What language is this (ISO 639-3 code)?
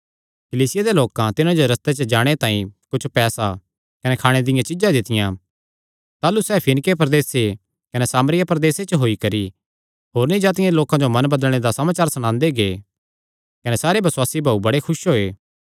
xnr